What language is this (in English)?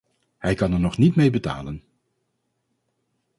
Dutch